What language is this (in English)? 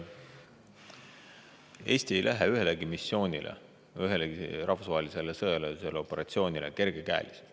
Estonian